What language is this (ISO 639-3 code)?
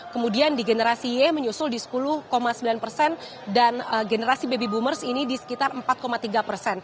ind